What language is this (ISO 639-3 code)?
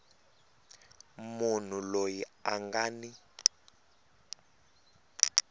tso